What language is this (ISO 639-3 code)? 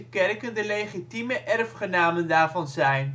nld